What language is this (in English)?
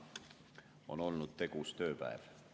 Estonian